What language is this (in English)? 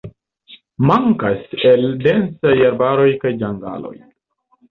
Esperanto